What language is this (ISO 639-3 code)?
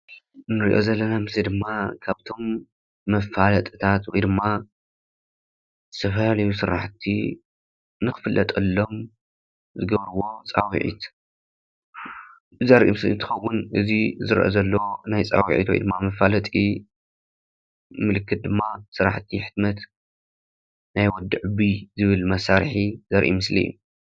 tir